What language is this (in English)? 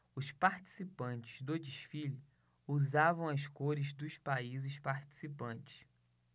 Portuguese